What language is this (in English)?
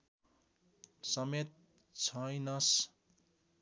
Nepali